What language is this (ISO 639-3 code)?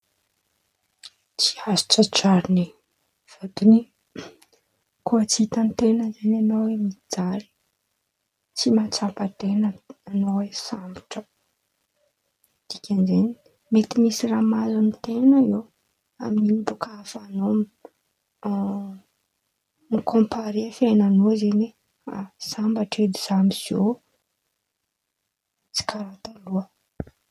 xmv